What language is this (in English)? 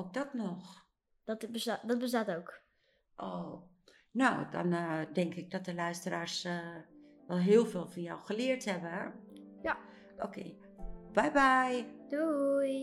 Dutch